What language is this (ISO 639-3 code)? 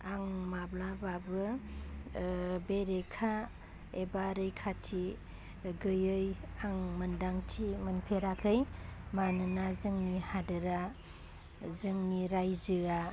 brx